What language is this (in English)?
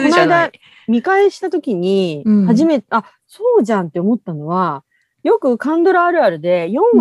Japanese